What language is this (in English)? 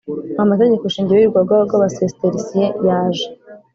Kinyarwanda